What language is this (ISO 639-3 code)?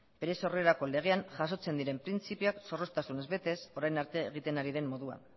eus